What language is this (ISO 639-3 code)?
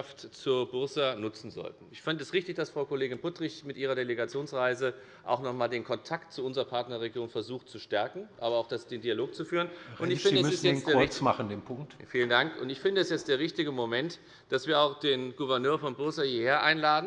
deu